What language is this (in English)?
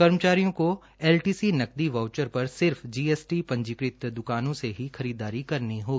Hindi